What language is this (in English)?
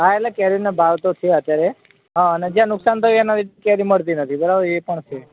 Gujarati